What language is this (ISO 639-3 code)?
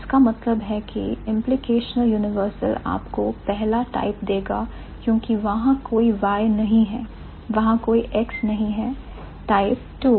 hin